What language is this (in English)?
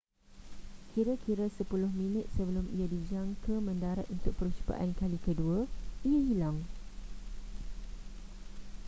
Malay